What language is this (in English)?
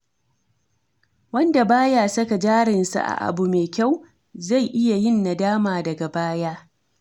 Hausa